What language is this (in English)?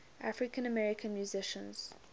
English